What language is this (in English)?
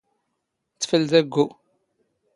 Standard Moroccan Tamazight